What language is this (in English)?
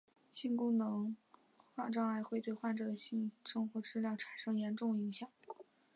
Chinese